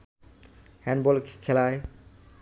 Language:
Bangla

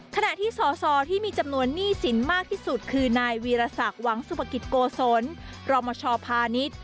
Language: Thai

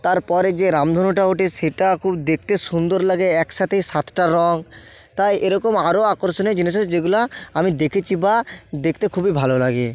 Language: Bangla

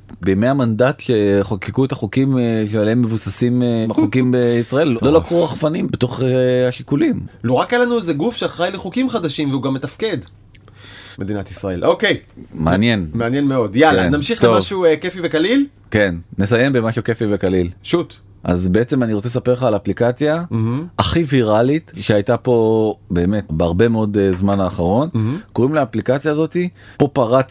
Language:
Hebrew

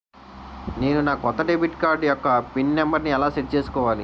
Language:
Telugu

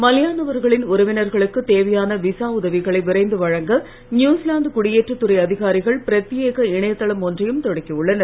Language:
Tamil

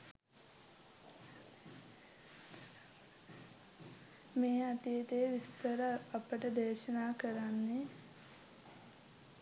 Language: Sinhala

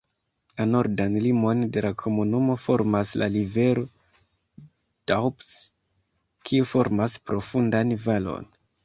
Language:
Esperanto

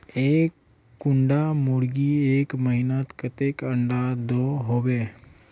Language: Magahi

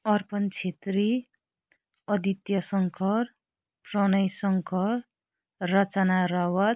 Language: Nepali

